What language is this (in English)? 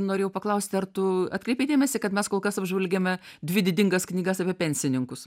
Lithuanian